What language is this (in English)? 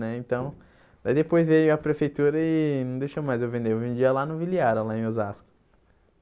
Portuguese